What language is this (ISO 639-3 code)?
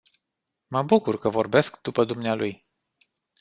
ron